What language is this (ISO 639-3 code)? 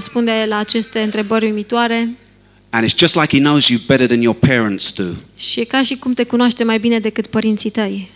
ron